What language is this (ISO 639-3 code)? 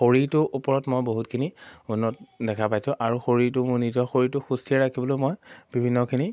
asm